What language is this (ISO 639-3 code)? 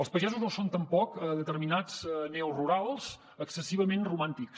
cat